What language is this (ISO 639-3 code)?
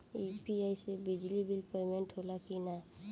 bho